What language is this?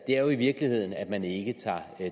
Danish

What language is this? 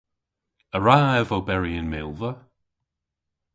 Cornish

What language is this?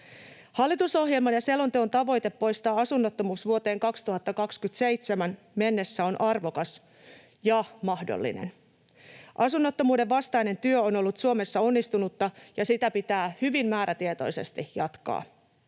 Finnish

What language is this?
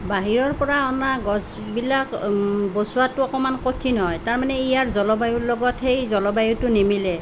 Assamese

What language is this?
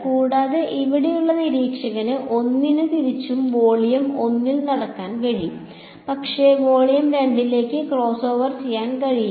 Malayalam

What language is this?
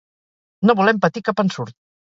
Catalan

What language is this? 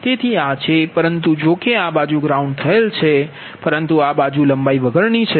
Gujarati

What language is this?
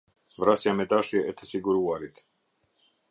Albanian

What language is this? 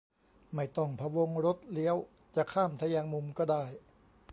Thai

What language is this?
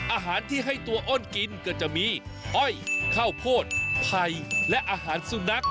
Thai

